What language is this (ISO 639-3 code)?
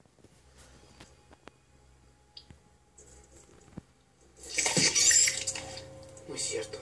spa